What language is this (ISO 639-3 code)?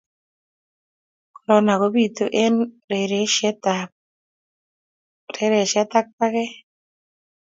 kln